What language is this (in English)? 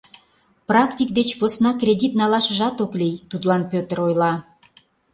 Mari